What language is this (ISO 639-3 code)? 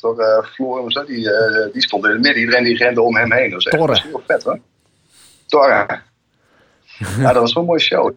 nld